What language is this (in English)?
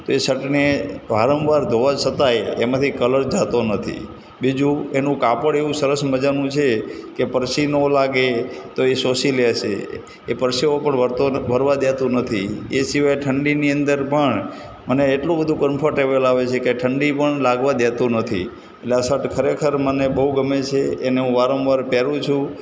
Gujarati